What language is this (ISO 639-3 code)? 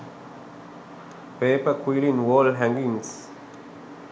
sin